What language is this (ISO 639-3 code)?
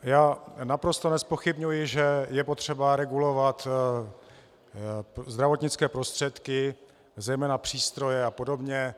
ces